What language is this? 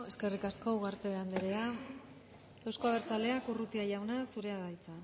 Basque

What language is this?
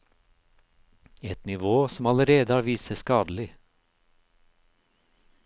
Norwegian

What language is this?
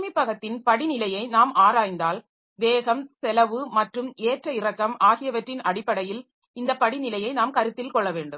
Tamil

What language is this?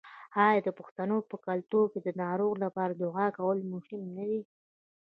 Pashto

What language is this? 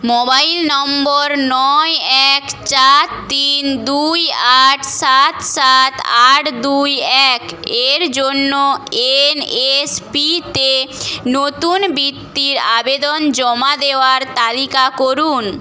Bangla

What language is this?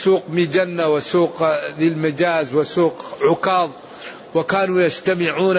Arabic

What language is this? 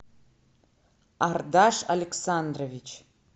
Russian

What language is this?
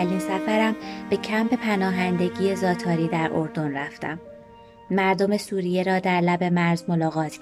Persian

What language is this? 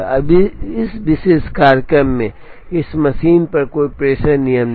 Hindi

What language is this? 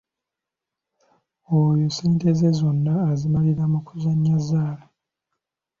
Ganda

